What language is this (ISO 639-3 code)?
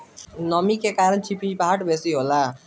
bho